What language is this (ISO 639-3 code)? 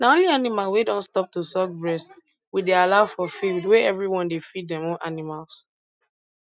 pcm